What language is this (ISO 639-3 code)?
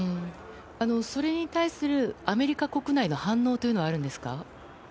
jpn